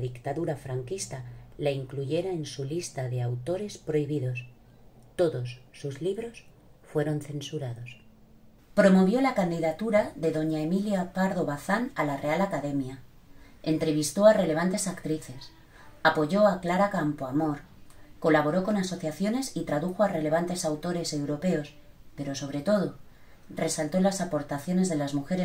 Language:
Spanish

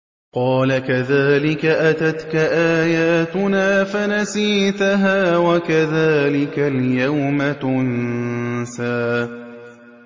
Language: Arabic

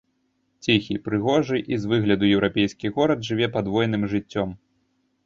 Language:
Belarusian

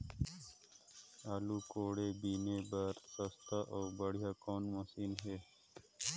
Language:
Chhattisgarhi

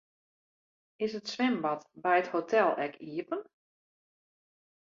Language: Western Frisian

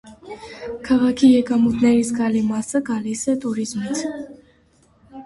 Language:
Armenian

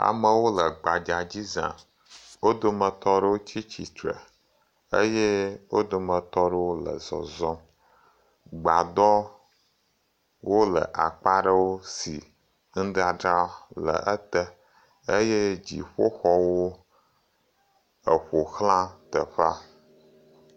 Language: Ewe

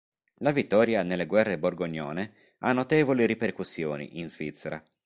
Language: Italian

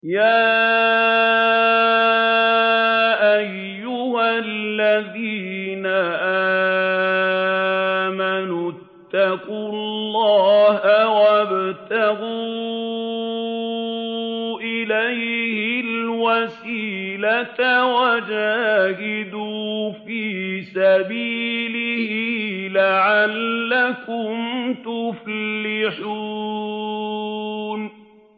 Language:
Arabic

